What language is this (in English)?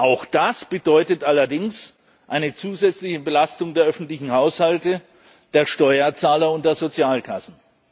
German